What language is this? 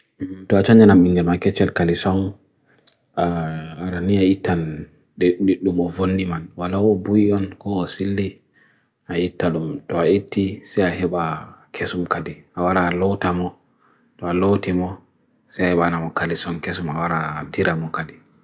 Bagirmi Fulfulde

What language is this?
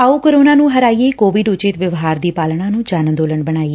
Punjabi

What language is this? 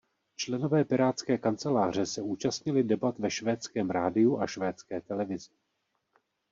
Czech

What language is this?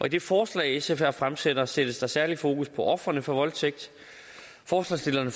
Danish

